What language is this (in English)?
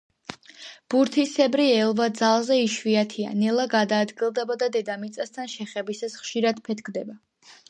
Georgian